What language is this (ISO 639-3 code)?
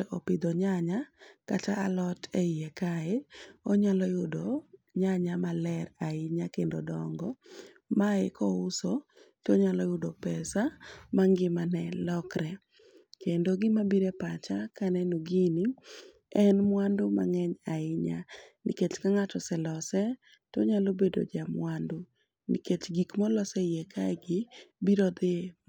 luo